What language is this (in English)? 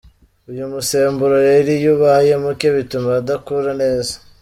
Kinyarwanda